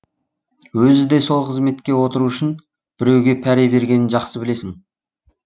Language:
Kazakh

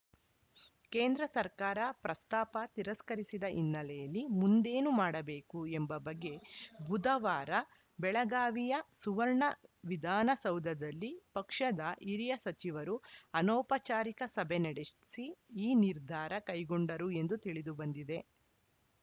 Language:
Kannada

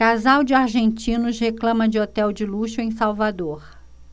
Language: Portuguese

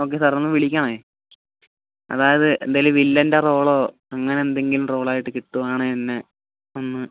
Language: Malayalam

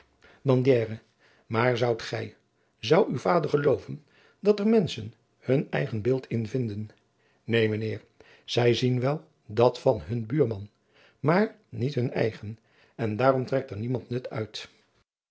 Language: Dutch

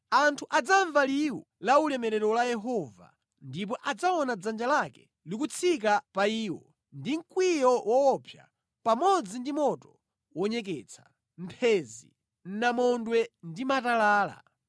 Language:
Nyanja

